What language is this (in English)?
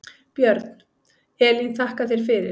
Icelandic